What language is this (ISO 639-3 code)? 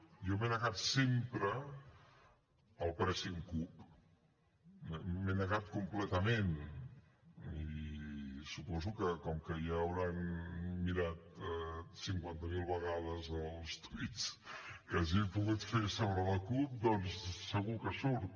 cat